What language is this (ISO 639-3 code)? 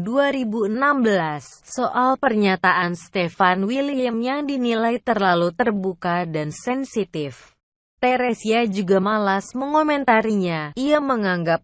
ind